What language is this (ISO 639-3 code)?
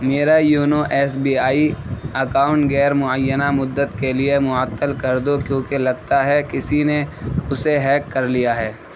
urd